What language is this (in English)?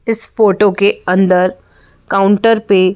Hindi